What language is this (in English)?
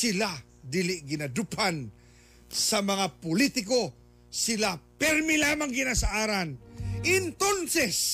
Filipino